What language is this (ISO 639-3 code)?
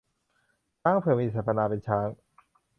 tha